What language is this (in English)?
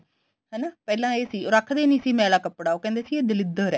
Punjabi